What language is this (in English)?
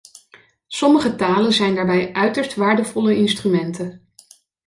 Dutch